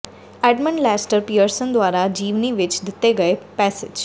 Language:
Punjabi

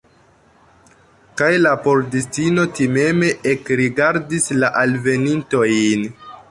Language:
Esperanto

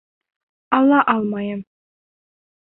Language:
Bashkir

